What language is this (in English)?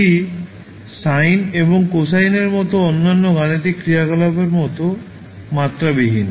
Bangla